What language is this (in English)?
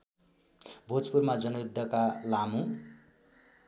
Nepali